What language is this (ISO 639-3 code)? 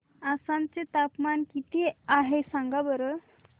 mar